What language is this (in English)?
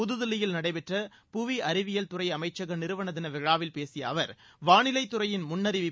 Tamil